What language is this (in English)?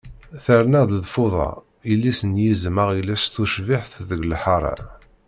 Kabyle